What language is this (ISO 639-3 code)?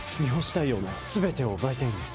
jpn